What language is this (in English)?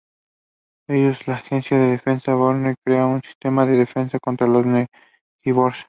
Spanish